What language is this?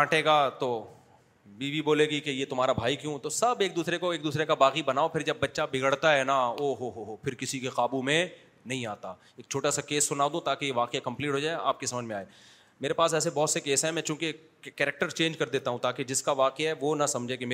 Urdu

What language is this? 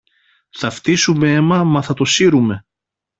Greek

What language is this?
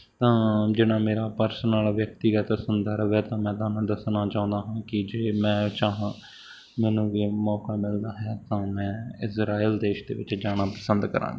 Punjabi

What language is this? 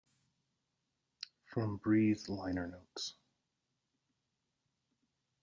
English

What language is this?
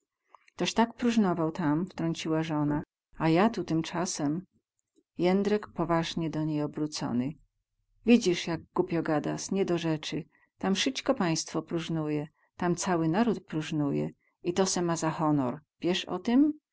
Polish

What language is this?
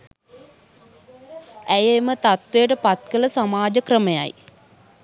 Sinhala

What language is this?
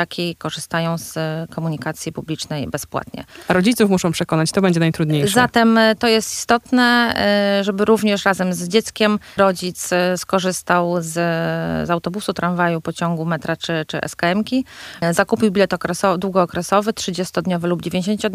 Polish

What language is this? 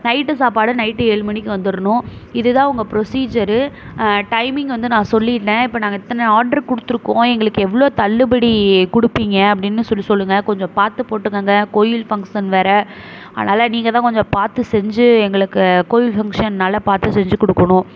Tamil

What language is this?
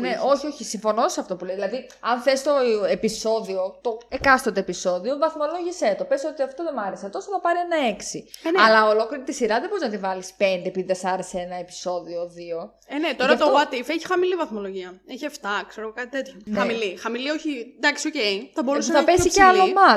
Greek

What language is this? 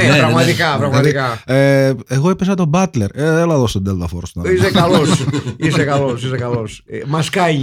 Greek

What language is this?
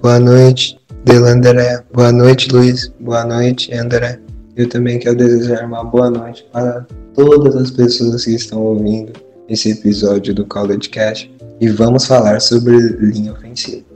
Portuguese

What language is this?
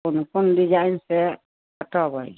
Maithili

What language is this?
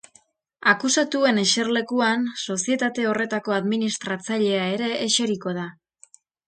Basque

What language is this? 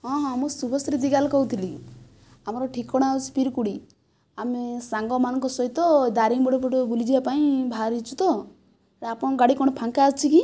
Odia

